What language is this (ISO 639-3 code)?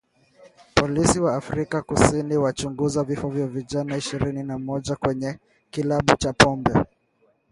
swa